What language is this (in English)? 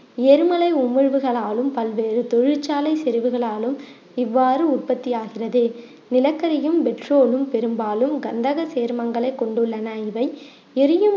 Tamil